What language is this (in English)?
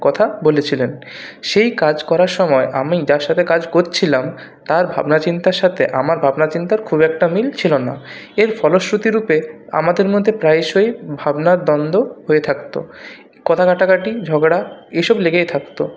Bangla